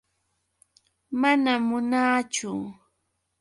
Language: Yauyos Quechua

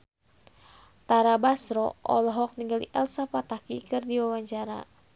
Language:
Sundanese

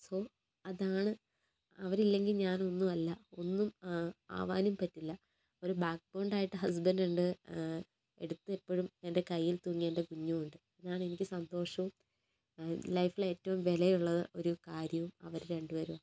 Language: Malayalam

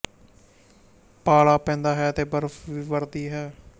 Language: Punjabi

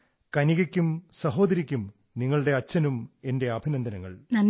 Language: Malayalam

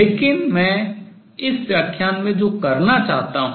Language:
Hindi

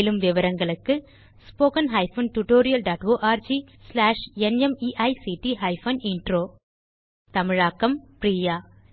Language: Tamil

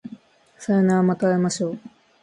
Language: Japanese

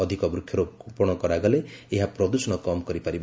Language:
Odia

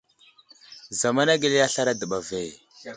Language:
Wuzlam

